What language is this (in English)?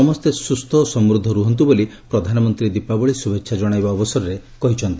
Odia